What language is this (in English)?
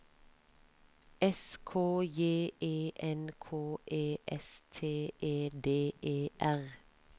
Norwegian